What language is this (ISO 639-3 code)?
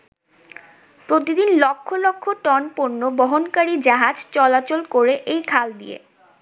ben